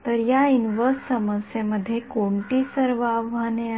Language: Marathi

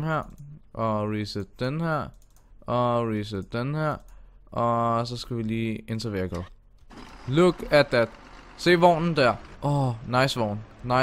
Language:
Danish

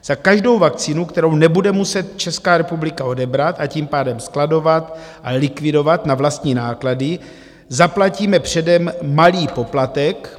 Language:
Czech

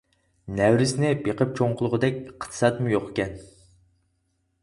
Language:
Uyghur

